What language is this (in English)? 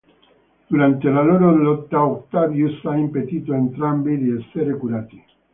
Italian